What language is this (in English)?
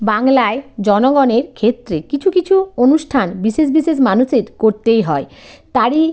Bangla